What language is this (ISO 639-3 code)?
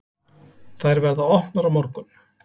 isl